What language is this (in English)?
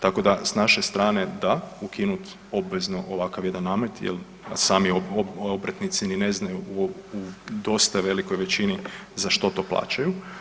Croatian